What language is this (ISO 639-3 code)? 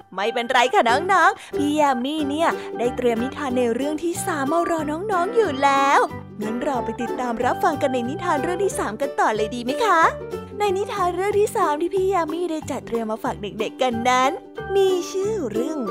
tha